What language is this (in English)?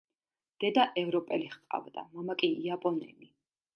Georgian